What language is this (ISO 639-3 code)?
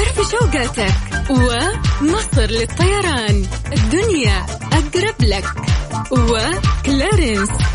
ara